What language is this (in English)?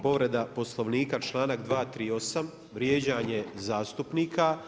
Croatian